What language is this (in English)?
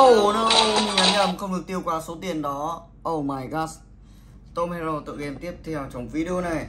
Vietnamese